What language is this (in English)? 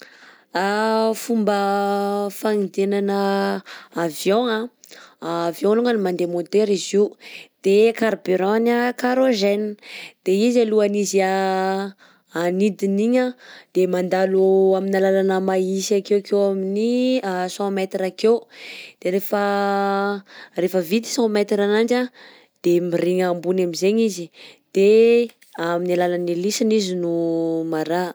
Southern Betsimisaraka Malagasy